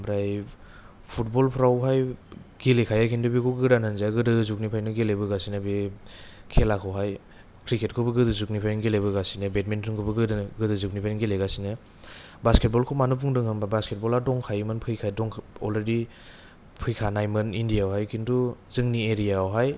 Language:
Bodo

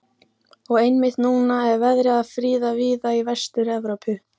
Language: Icelandic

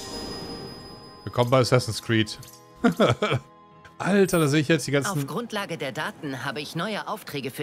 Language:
German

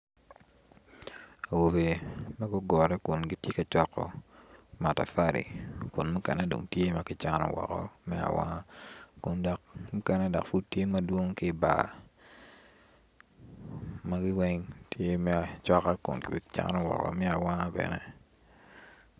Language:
Acoli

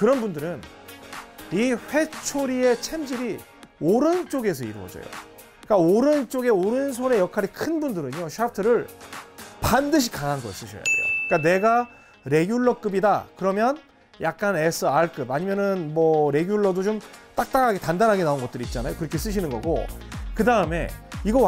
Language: Korean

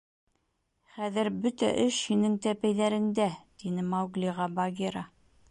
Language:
Bashkir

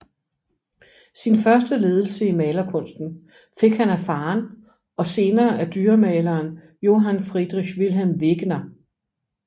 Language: Danish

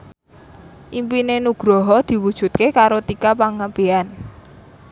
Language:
Javanese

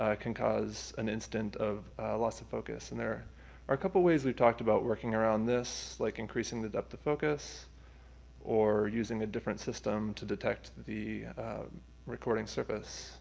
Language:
English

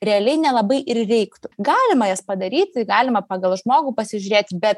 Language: Lithuanian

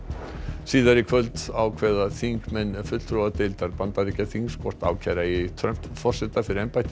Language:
Icelandic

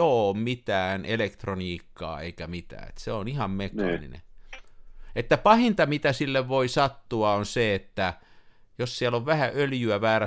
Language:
Finnish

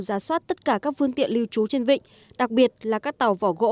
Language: Vietnamese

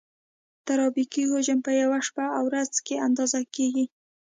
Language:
Pashto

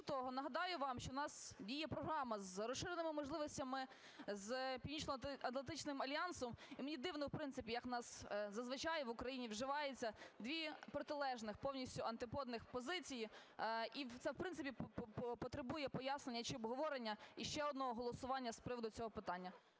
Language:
Ukrainian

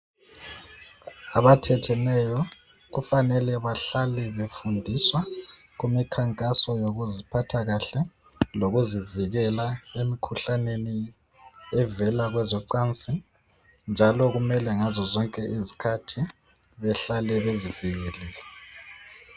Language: North Ndebele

